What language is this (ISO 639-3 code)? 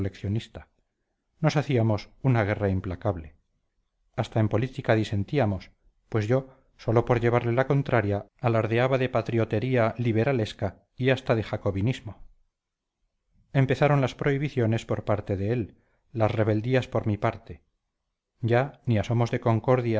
spa